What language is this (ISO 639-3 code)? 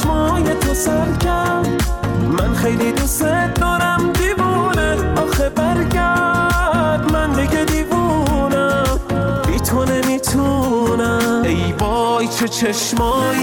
fas